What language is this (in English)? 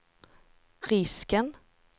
Swedish